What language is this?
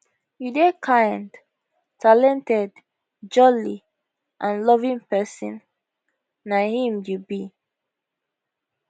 Nigerian Pidgin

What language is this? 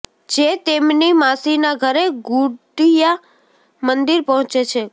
Gujarati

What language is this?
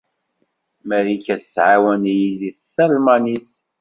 Kabyle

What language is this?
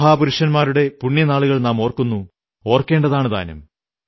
Malayalam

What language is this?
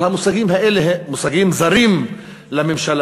Hebrew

